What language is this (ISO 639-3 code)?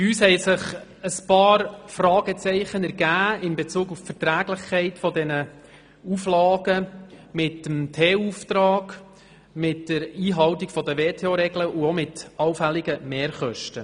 gsw